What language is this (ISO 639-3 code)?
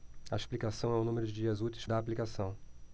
por